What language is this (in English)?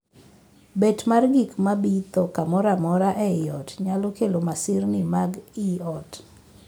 Luo (Kenya and Tanzania)